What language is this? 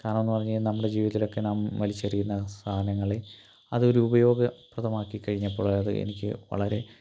Malayalam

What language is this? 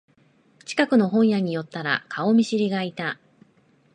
Japanese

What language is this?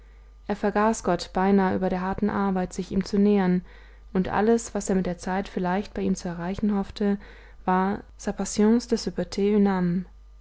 German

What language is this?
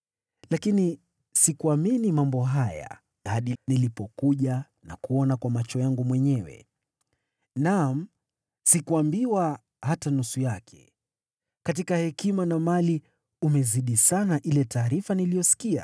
Swahili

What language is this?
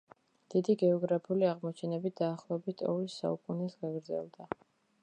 Georgian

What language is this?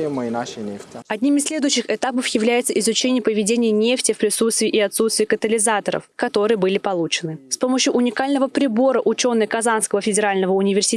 Russian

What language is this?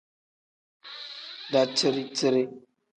Tem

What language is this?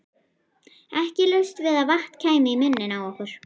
Icelandic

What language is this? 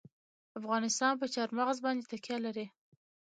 Pashto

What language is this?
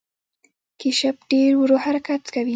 Pashto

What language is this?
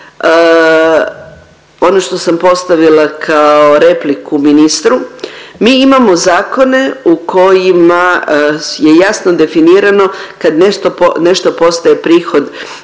Croatian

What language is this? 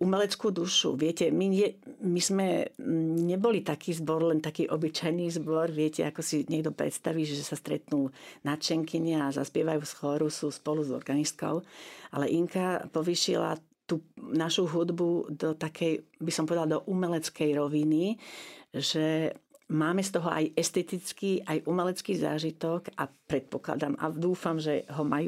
Slovak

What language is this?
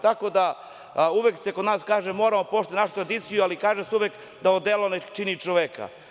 Serbian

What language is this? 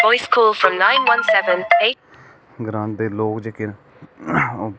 Dogri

